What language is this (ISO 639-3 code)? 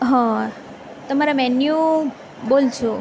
guj